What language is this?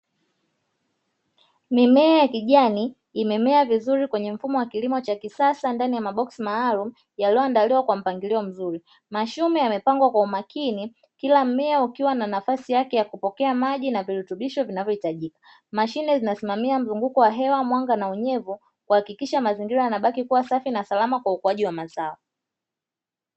Swahili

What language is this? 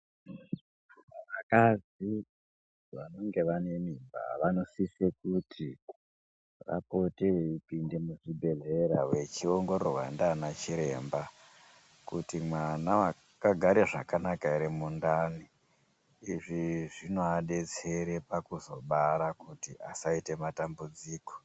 Ndau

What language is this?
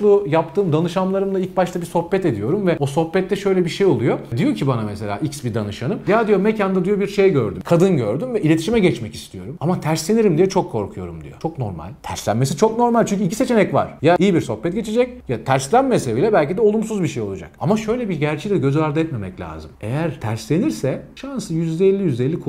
Turkish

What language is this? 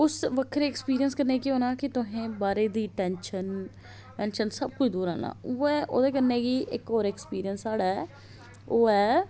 Dogri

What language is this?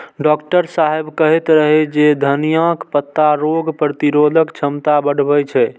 Maithili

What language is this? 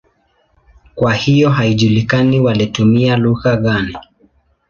Swahili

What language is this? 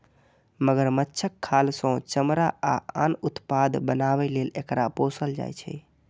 Maithili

